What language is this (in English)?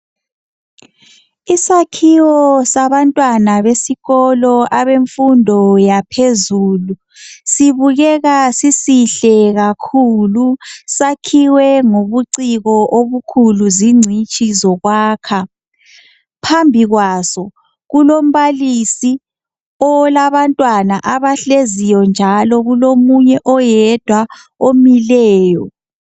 North Ndebele